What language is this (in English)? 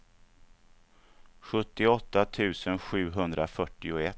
Swedish